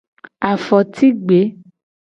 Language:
Gen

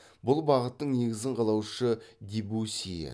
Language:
Kazakh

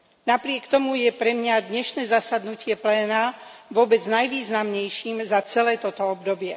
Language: Slovak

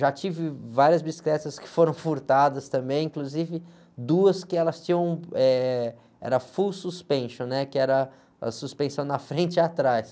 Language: Portuguese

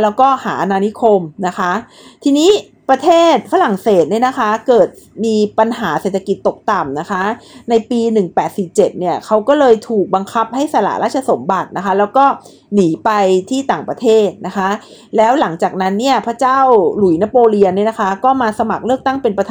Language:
Thai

